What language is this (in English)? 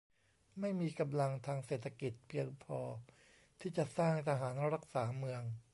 Thai